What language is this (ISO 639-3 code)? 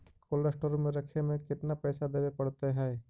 mag